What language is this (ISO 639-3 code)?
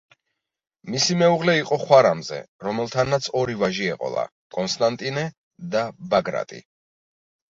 kat